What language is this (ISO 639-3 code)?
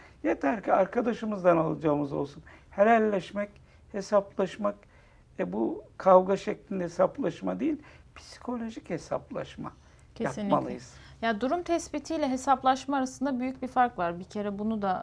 tur